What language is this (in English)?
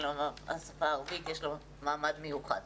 Hebrew